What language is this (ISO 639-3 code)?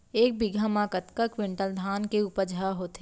hne